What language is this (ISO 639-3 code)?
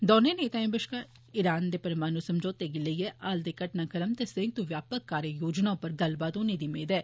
doi